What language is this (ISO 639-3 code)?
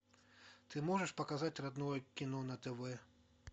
rus